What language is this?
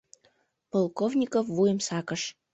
Mari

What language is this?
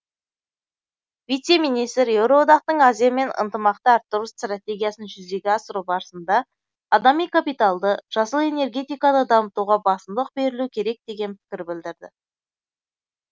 Kazakh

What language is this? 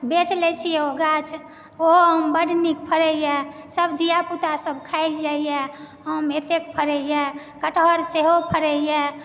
Maithili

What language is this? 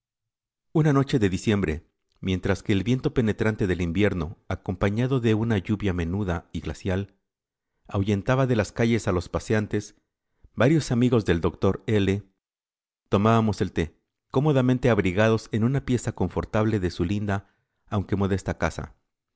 Spanish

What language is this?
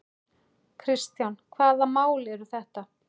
Icelandic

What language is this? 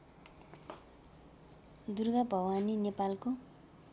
Nepali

